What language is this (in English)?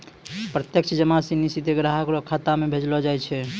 Maithili